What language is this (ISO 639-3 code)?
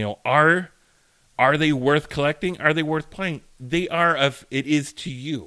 eng